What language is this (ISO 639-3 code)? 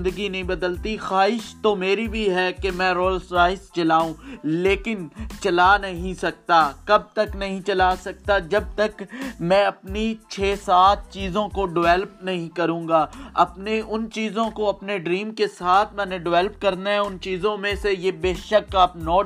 urd